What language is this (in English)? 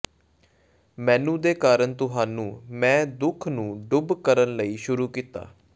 Punjabi